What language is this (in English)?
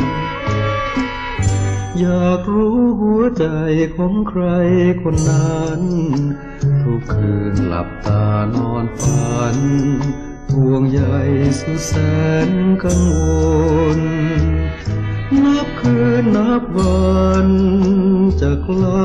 Thai